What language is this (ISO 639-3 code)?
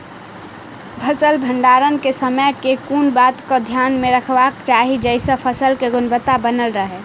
mai